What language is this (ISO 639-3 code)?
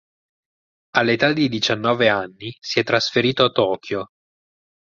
ita